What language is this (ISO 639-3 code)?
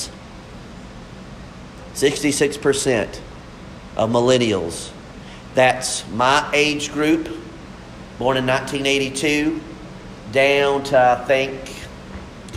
eng